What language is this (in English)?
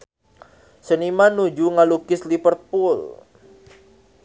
Sundanese